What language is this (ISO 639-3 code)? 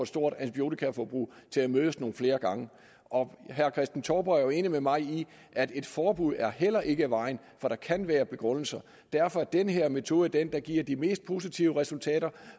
dan